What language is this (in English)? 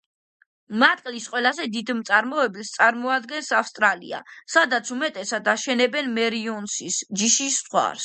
Georgian